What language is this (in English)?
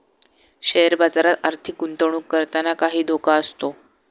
Marathi